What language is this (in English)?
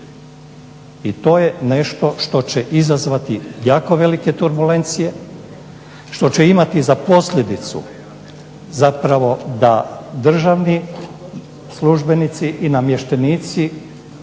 Croatian